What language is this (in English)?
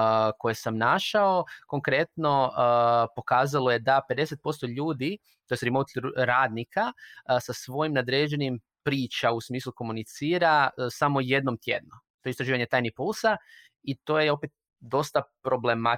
Croatian